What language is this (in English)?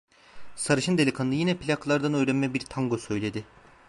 Turkish